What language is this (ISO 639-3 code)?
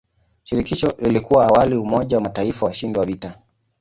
swa